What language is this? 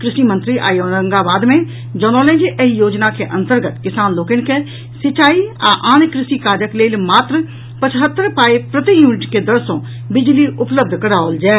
Maithili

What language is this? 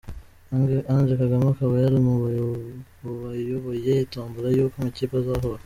Kinyarwanda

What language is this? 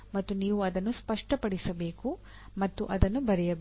Kannada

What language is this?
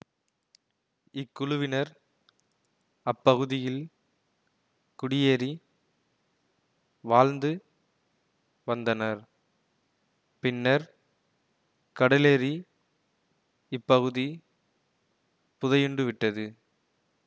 Tamil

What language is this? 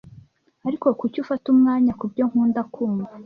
Kinyarwanda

